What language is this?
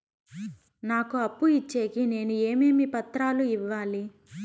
Telugu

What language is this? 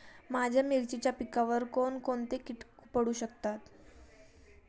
Marathi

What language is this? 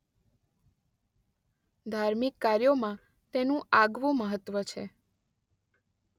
Gujarati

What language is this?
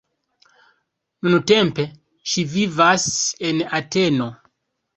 Esperanto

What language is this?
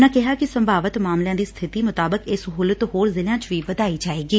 Punjabi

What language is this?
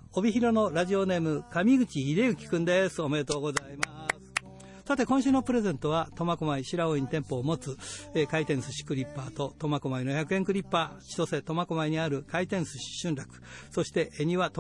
Japanese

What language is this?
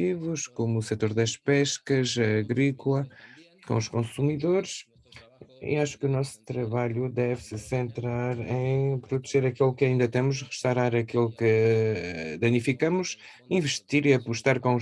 Portuguese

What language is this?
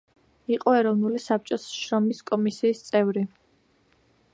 Georgian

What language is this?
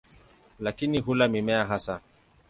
Swahili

